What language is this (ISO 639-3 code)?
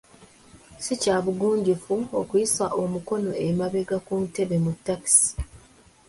lug